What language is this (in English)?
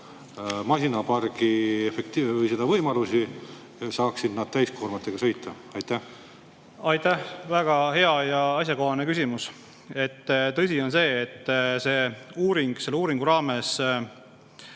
Estonian